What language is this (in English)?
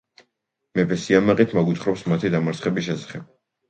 Georgian